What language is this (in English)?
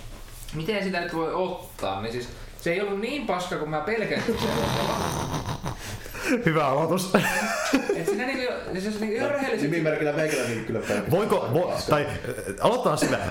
Finnish